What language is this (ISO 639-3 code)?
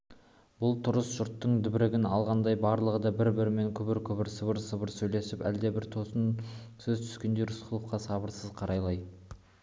kaz